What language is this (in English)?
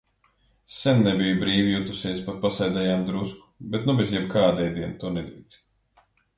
Latvian